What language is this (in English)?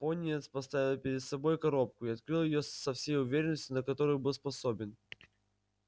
Russian